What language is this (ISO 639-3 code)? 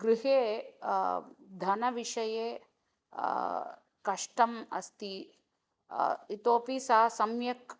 san